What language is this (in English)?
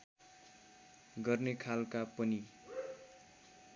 Nepali